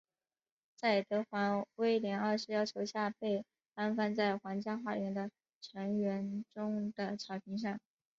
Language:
Chinese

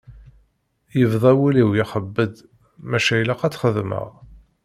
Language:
Kabyle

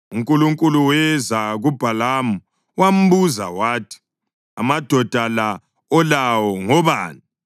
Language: North Ndebele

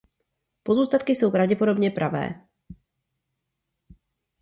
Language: Czech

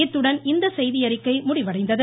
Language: Tamil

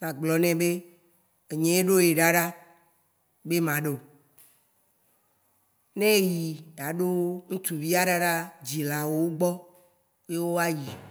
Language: Waci Gbe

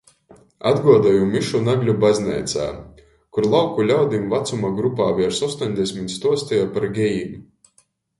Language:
Latgalian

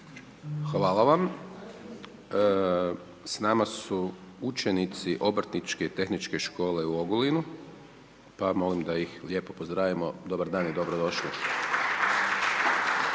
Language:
Croatian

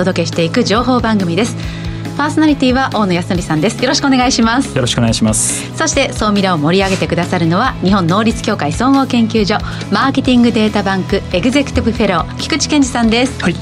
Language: Japanese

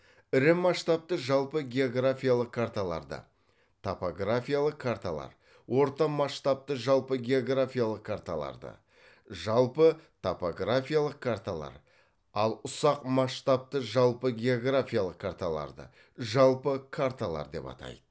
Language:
Kazakh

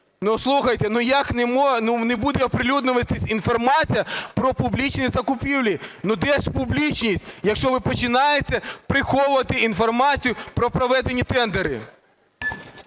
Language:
Ukrainian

